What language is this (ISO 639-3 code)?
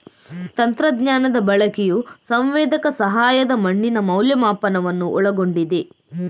kan